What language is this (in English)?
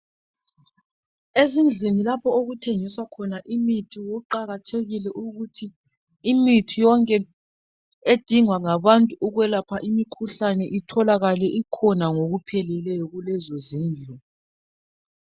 North Ndebele